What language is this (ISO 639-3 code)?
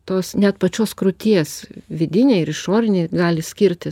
lit